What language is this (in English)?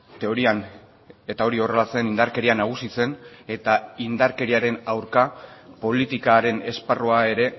Basque